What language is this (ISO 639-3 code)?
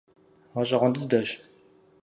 kbd